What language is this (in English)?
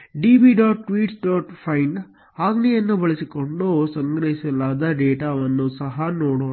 Kannada